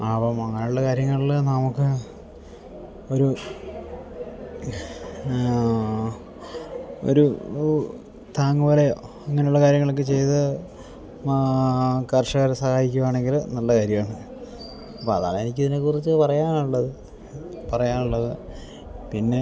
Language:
Malayalam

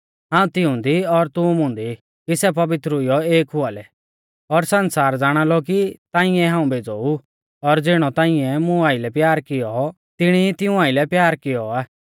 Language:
Mahasu Pahari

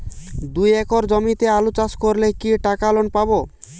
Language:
Bangla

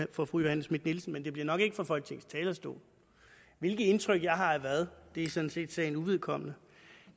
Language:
Danish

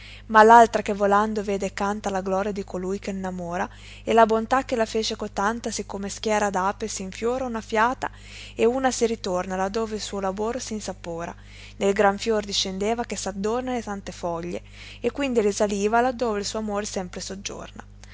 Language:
Italian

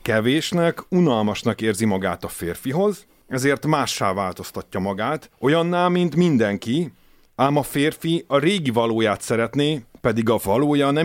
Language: Hungarian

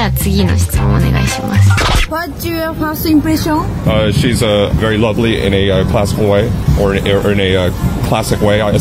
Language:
Japanese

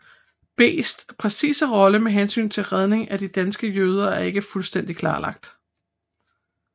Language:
Danish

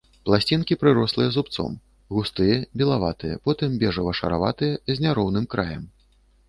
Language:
Belarusian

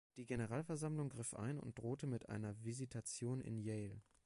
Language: German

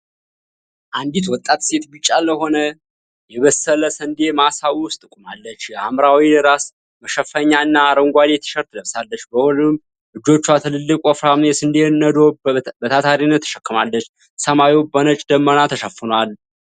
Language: Amharic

